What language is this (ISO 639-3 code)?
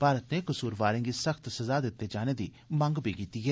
doi